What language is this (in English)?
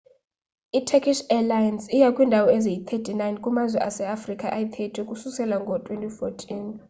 Xhosa